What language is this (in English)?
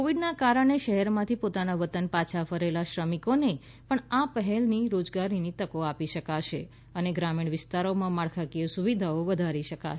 Gujarati